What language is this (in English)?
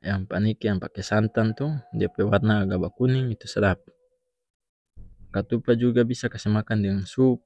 North Moluccan Malay